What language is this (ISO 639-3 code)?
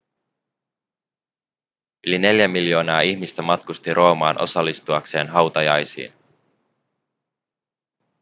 fin